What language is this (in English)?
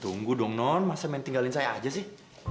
Indonesian